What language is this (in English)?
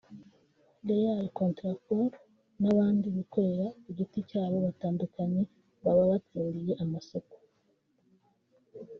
Kinyarwanda